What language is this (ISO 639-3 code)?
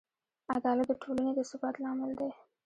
pus